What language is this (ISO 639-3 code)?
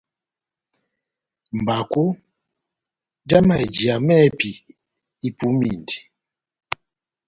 bnm